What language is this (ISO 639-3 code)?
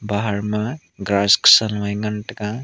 nnp